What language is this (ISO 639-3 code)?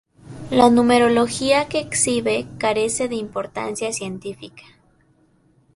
spa